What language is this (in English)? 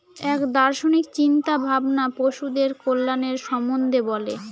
Bangla